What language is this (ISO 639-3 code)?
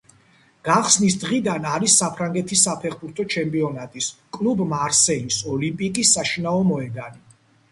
kat